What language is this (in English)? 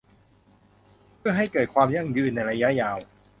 Thai